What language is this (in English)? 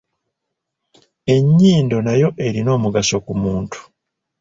Ganda